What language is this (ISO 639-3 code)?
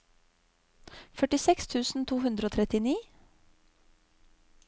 nor